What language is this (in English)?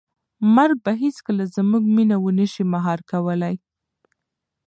Pashto